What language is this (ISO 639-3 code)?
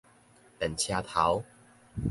nan